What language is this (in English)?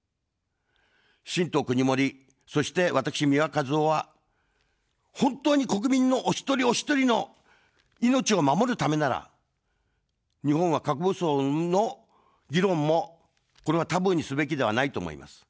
Japanese